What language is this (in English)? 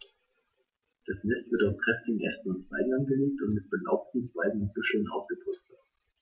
German